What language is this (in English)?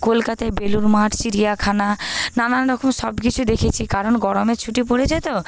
Bangla